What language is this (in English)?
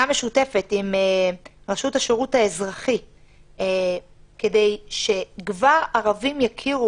Hebrew